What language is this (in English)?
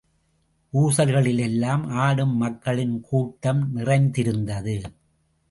Tamil